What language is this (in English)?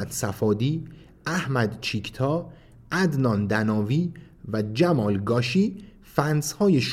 Persian